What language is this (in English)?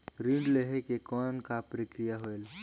Chhattisgarhi